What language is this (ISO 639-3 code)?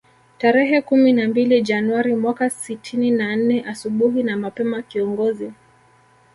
swa